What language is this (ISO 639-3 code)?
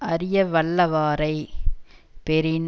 tam